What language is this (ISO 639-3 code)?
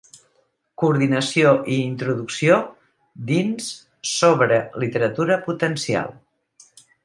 cat